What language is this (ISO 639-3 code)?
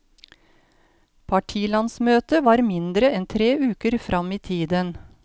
nor